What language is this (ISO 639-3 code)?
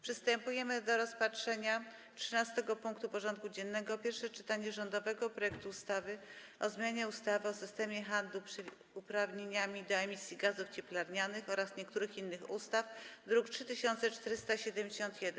pol